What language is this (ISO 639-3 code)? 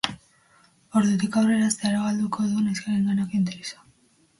eus